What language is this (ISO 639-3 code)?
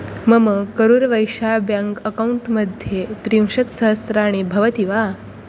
san